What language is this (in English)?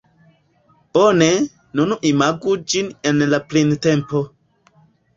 Esperanto